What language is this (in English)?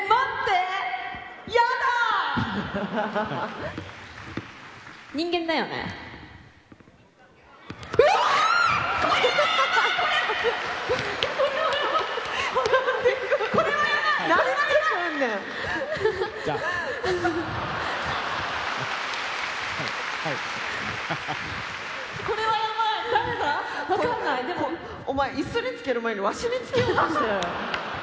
Japanese